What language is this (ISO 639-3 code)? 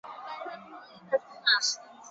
zho